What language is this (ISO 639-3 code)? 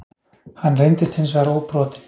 isl